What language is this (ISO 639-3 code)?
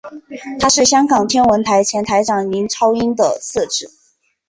zho